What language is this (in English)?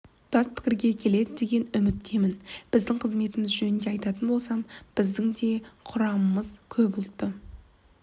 Kazakh